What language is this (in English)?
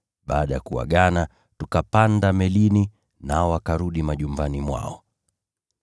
Swahili